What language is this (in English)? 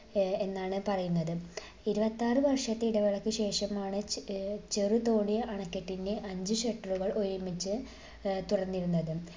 Malayalam